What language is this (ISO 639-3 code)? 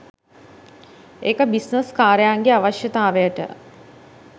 sin